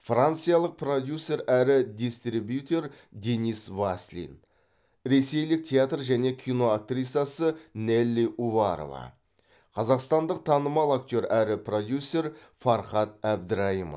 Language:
Kazakh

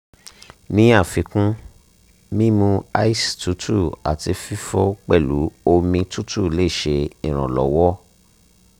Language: Yoruba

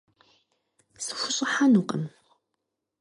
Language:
Kabardian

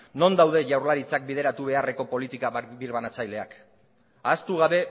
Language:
Basque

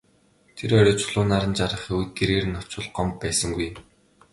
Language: Mongolian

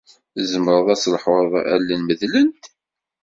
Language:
Kabyle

